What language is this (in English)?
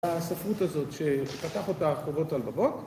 Hebrew